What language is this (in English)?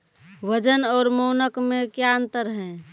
Maithili